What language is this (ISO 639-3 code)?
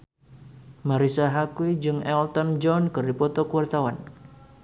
sun